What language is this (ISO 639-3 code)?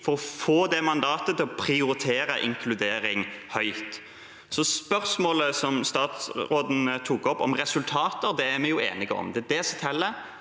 nor